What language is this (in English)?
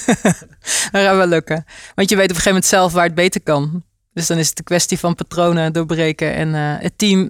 Dutch